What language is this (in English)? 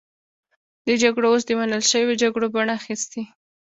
Pashto